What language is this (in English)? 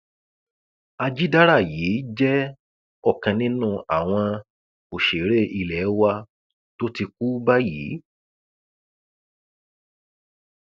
Yoruba